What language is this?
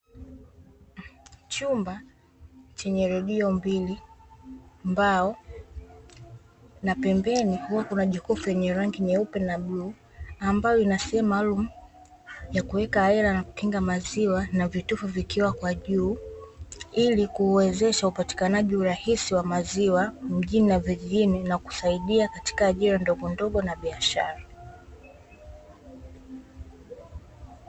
Swahili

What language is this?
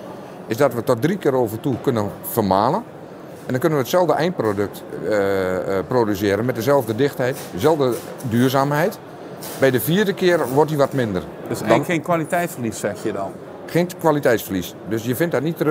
Dutch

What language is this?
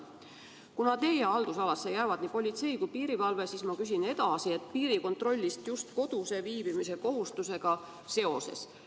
Estonian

